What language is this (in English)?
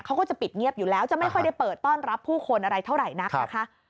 Thai